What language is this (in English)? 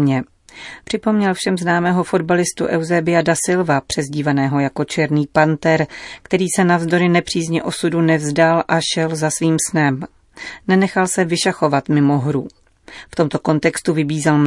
Czech